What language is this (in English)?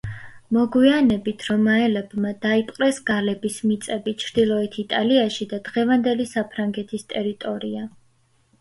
Georgian